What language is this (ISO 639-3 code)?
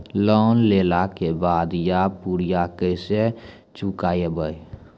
mai